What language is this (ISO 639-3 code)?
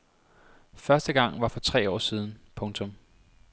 dan